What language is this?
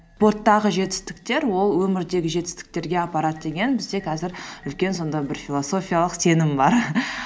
Kazakh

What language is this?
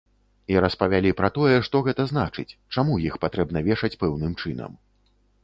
Belarusian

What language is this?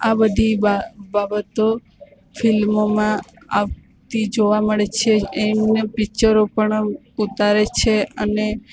Gujarati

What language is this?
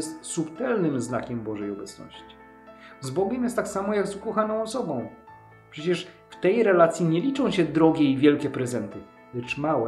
Polish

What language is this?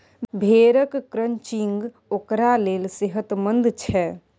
Maithili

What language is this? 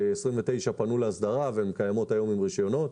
Hebrew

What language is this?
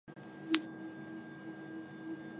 Chinese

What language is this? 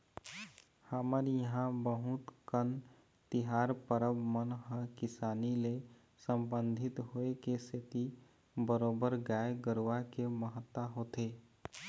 Chhattisgarhi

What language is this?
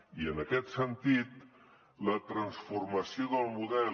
Catalan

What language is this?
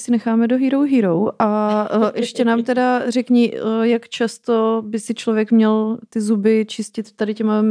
Czech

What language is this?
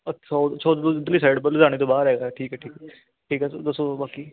Punjabi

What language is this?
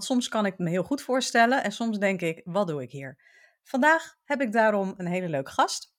Dutch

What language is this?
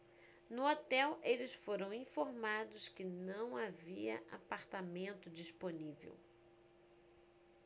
Portuguese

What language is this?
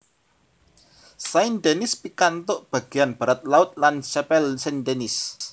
Javanese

